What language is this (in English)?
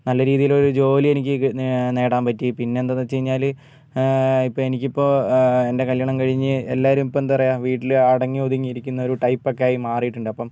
Malayalam